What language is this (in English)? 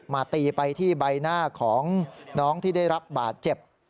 Thai